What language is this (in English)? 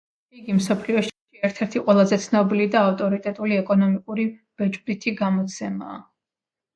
Georgian